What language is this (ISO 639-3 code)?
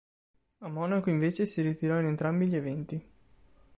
ita